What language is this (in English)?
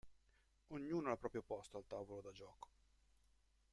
Italian